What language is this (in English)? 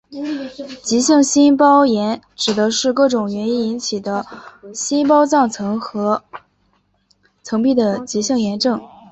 Chinese